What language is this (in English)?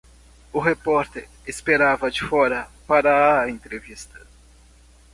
Portuguese